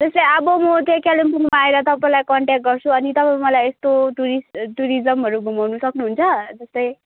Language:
Nepali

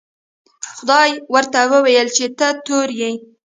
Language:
Pashto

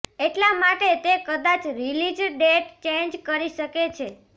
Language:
Gujarati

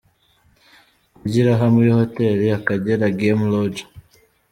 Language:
Kinyarwanda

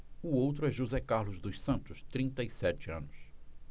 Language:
Portuguese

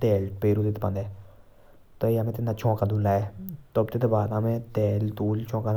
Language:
Jaunsari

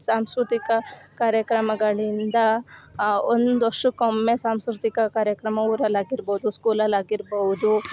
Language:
Kannada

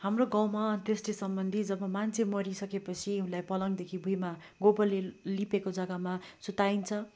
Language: Nepali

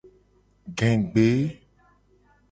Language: Gen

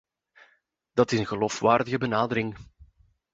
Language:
Dutch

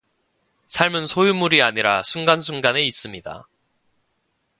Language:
Korean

